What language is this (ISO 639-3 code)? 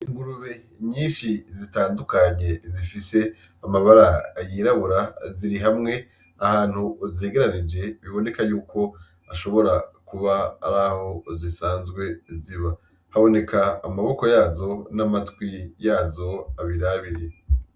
run